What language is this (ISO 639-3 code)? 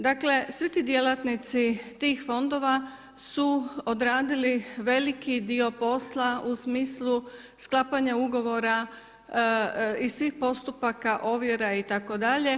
hrv